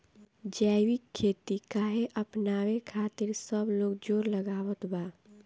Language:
Bhojpuri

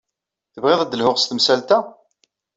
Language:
Kabyle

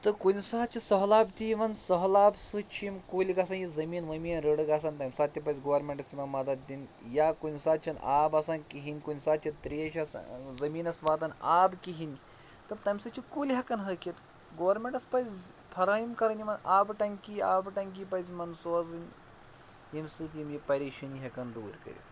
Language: Kashmiri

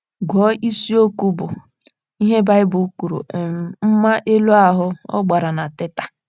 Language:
Igbo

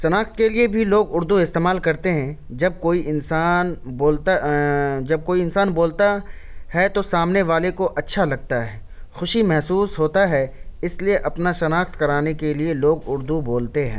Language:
Urdu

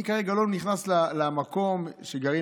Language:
Hebrew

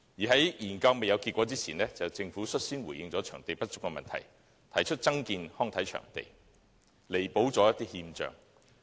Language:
Cantonese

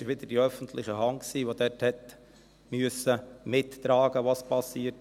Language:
Swiss German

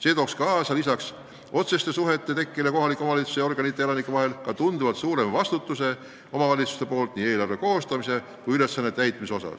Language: Estonian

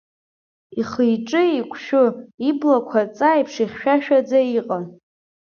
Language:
Abkhazian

